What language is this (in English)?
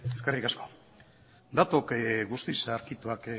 Basque